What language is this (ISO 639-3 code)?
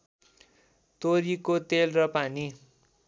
nep